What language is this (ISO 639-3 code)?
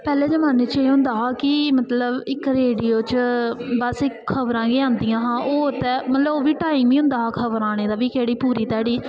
doi